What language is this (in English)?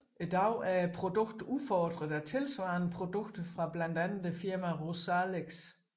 Danish